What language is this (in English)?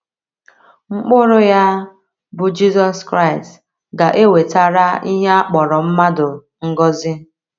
Igbo